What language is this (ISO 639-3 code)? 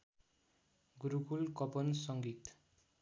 nep